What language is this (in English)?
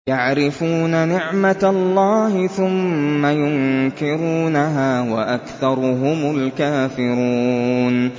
Arabic